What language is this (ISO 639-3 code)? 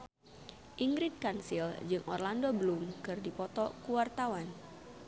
sun